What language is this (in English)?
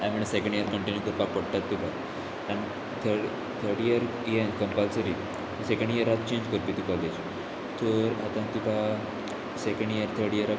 Konkani